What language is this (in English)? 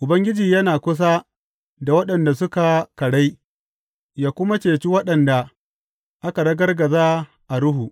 Hausa